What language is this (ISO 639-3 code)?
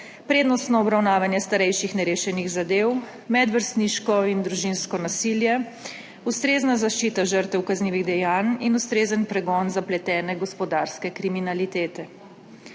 slv